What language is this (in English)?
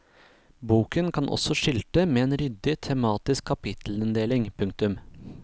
Norwegian